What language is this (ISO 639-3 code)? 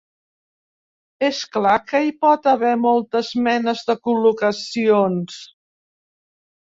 cat